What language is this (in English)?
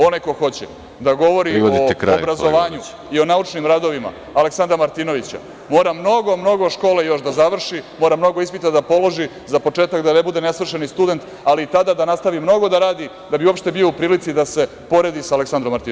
Serbian